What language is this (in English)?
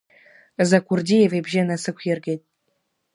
Abkhazian